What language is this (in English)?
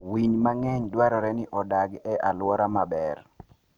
Luo (Kenya and Tanzania)